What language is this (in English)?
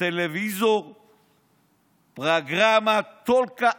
Hebrew